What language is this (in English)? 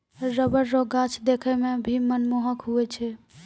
Maithili